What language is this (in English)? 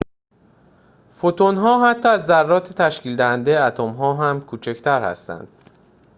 Persian